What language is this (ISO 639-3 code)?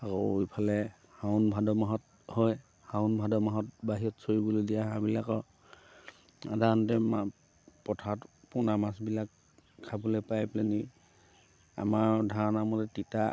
asm